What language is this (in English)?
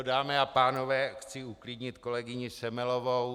Czech